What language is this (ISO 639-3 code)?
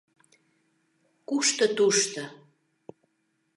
chm